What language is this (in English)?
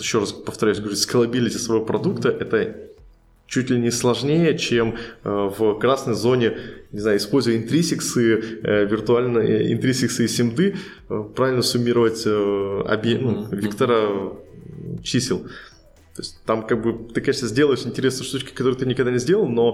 Russian